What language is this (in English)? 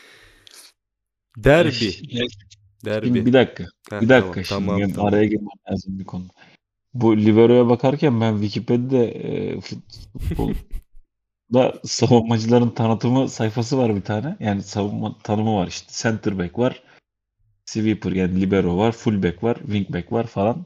Turkish